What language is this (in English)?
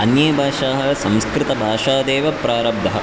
Sanskrit